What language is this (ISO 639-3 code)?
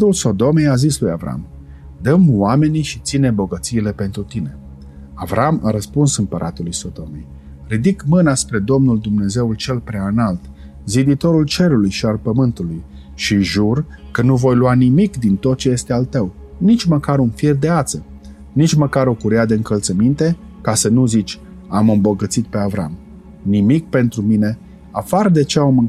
ron